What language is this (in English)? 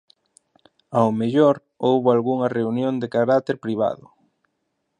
Galician